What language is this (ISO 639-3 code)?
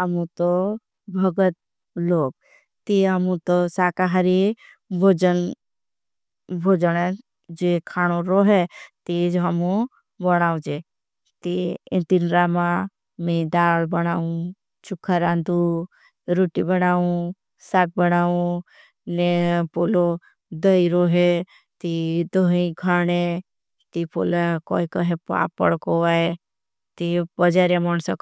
bhb